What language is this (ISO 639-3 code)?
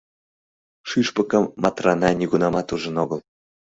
chm